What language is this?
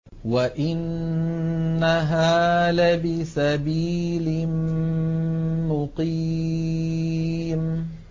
Arabic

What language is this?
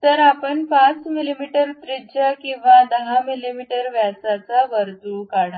Marathi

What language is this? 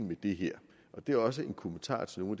Danish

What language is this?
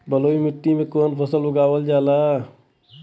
Bhojpuri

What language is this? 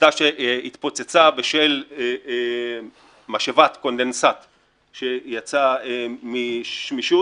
Hebrew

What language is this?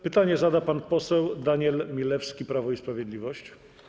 Polish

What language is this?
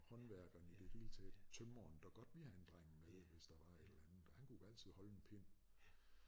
Danish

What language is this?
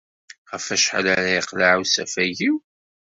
Kabyle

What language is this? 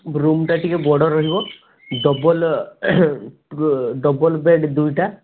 Odia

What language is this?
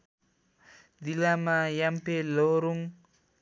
Nepali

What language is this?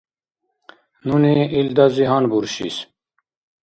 Dargwa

